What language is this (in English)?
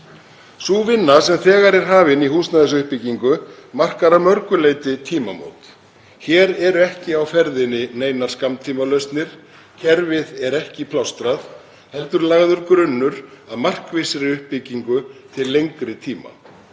Icelandic